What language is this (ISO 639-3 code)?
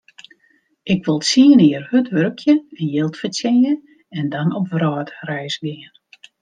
fry